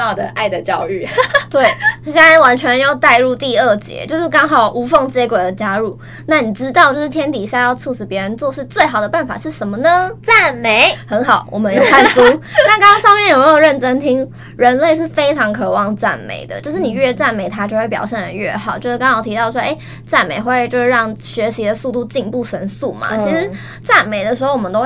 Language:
Chinese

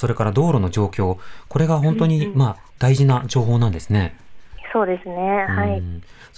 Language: Japanese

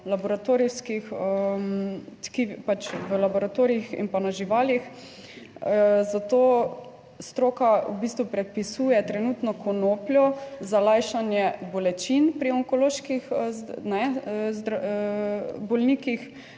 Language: Slovenian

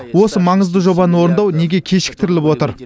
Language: Kazakh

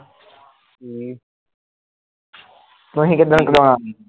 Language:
Punjabi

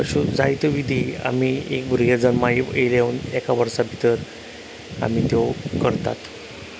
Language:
Konkani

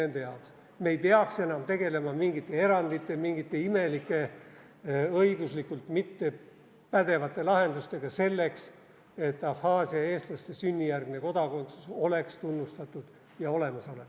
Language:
Estonian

